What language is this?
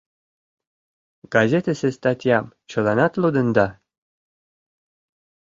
Mari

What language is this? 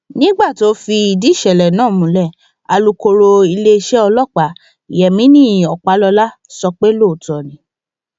Yoruba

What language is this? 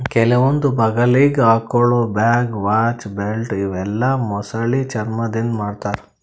Kannada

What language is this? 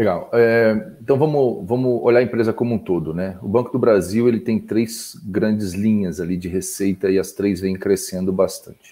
Portuguese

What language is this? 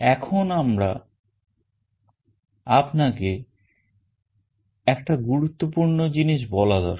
Bangla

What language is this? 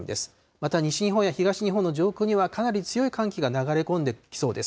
Japanese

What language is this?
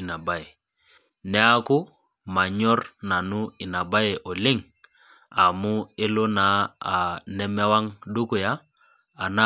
Masai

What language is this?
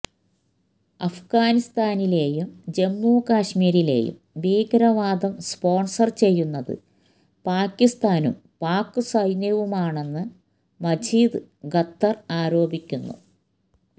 Malayalam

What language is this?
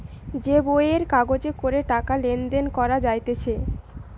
Bangla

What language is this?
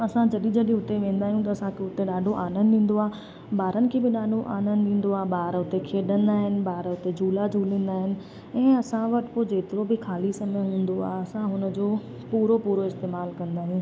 Sindhi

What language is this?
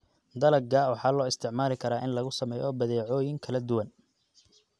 Somali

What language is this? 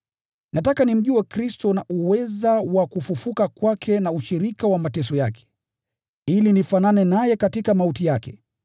Swahili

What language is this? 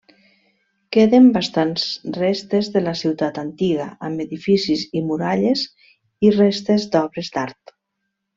Catalan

